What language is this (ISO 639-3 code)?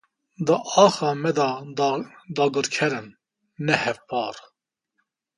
kur